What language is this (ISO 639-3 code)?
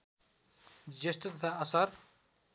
nep